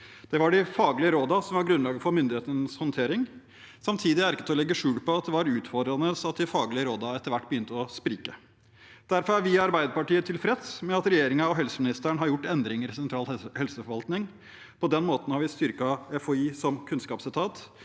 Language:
Norwegian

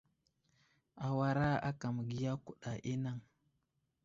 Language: Wuzlam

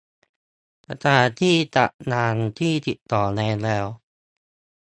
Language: Thai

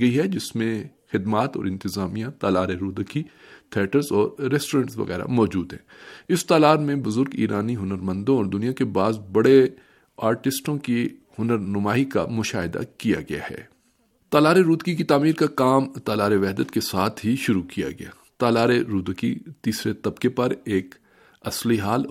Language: Urdu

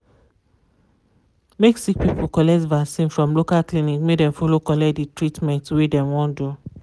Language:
Nigerian Pidgin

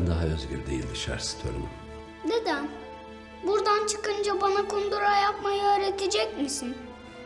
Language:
Turkish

